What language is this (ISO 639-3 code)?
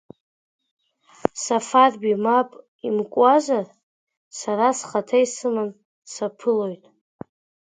abk